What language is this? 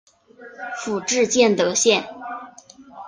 Chinese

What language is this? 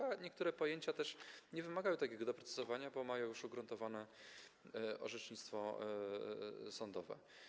Polish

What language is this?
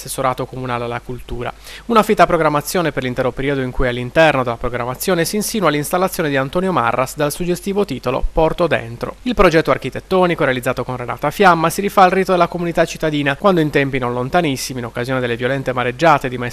Italian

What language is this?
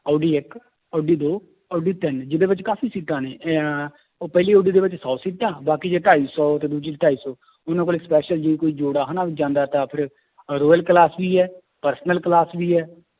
Punjabi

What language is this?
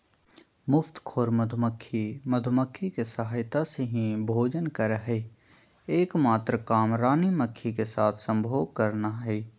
Magahi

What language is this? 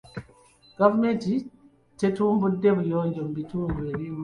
Ganda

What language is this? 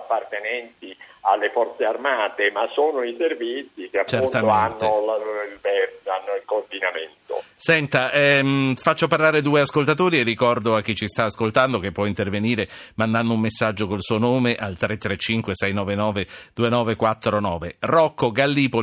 Italian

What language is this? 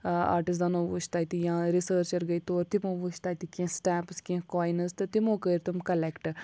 Kashmiri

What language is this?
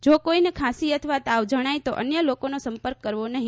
Gujarati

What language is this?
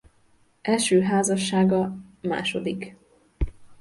Hungarian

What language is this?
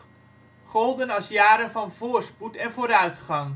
Dutch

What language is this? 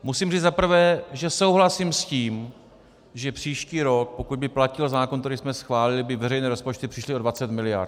Czech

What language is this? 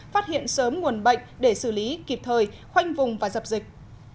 Vietnamese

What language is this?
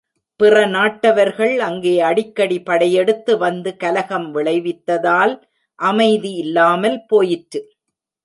Tamil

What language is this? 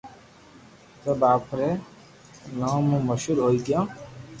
Loarki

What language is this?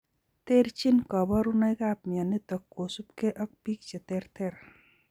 Kalenjin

